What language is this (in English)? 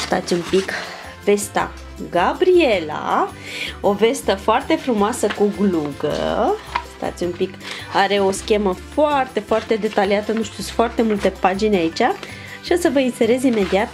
Romanian